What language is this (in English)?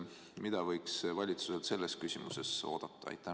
Estonian